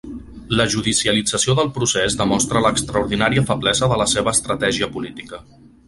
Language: Catalan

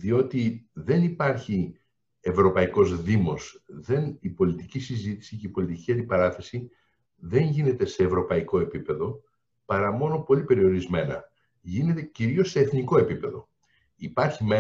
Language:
Greek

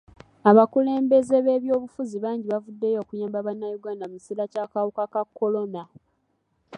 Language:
Ganda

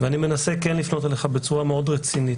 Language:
Hebrew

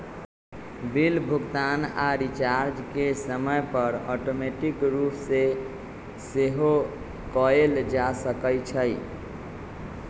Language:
Magahi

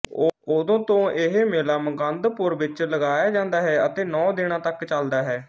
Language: Punjabi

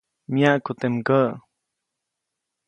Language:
Copainalá Zoque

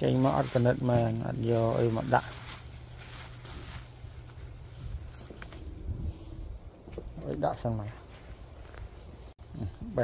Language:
Vietnamese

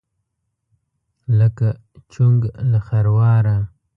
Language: Pashto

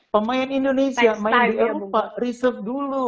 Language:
Indonesian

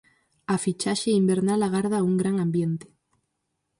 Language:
Galician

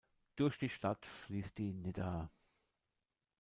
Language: German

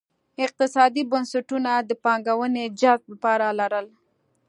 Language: Pashto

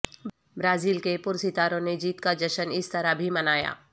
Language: Urdu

